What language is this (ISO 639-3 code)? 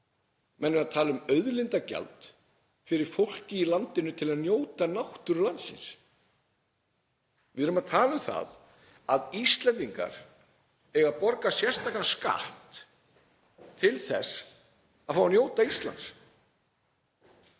isl